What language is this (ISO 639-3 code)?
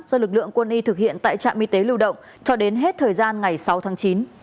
vie